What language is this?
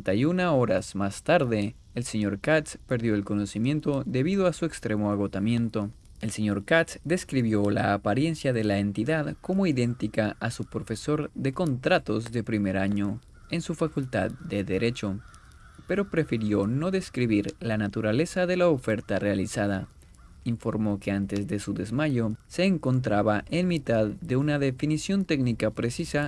Spanish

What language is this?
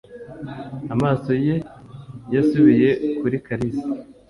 Kinyarwanda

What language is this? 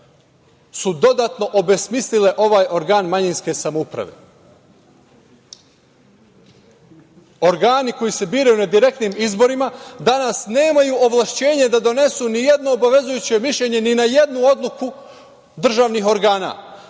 Serbian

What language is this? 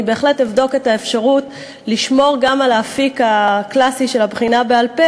Hebrew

